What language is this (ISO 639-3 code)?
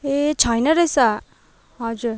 nep